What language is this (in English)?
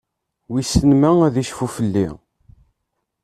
Kabyle